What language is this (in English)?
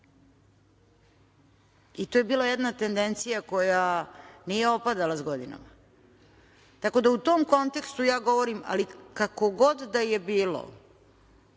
Serbian